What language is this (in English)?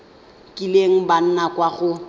Tswana